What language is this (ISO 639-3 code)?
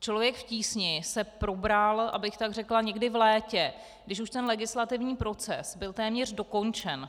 ces